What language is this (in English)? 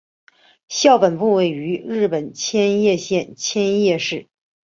Chinese